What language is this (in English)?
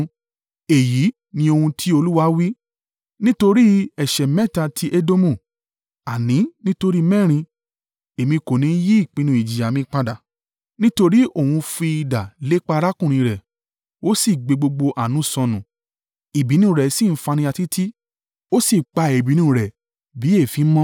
Yoruba